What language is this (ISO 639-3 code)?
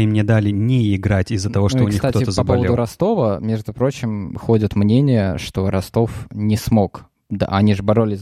rus